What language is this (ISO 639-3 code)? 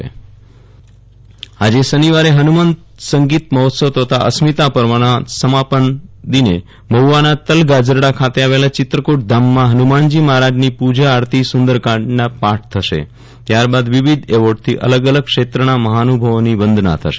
guj